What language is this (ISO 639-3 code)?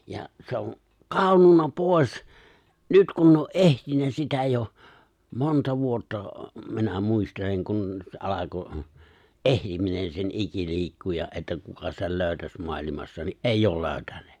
fin